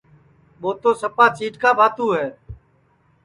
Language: Sansi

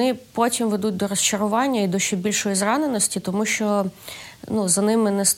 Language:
Ukrainian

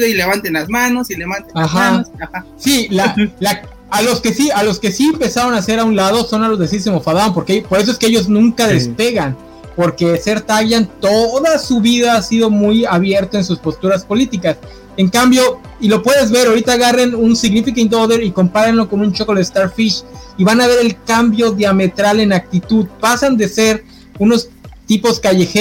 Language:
Spanish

